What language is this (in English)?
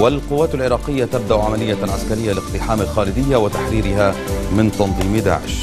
Arabic